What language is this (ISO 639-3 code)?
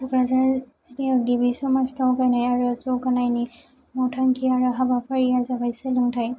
brx